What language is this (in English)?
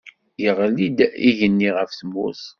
Kabyle